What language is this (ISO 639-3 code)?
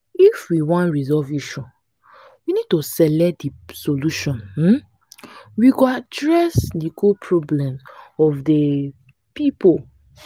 pcm